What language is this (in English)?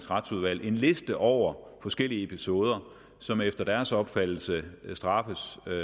Danish